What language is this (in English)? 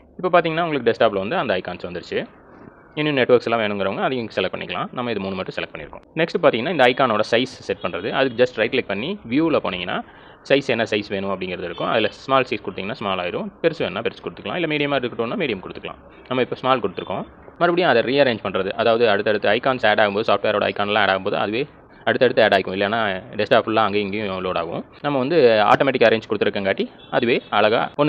Tamil